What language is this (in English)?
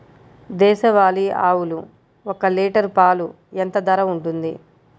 Telugu